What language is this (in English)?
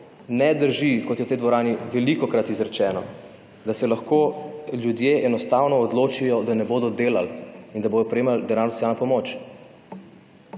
Slovenian